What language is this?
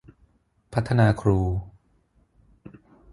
Thai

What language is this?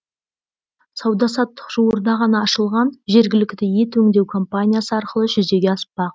Kazakh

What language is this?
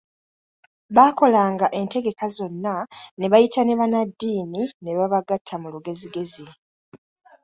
Ganda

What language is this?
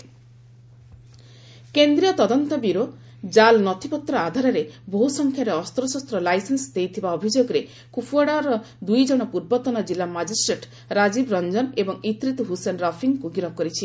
Odia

